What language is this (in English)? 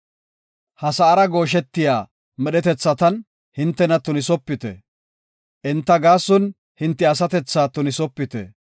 Gofa